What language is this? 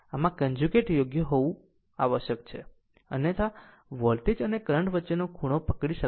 Gujarati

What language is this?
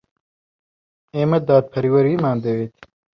Central Kurdish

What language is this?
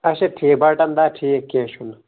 Kashmiri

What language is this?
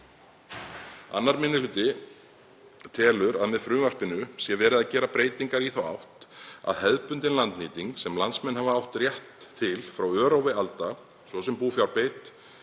Icelandic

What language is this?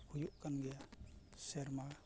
Santali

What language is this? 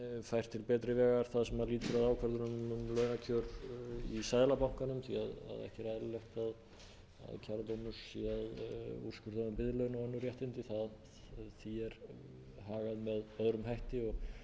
Icelandic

